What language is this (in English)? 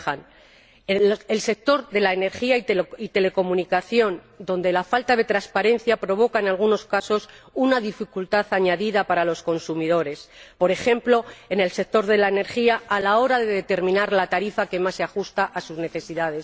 Spanish